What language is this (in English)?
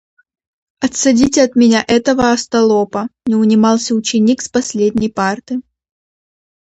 Russian